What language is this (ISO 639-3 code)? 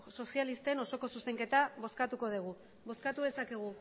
eus